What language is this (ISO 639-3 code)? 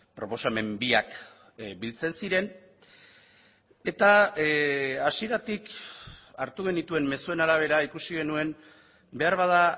eus